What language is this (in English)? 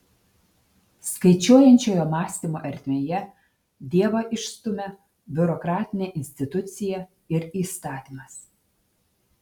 Lithuanian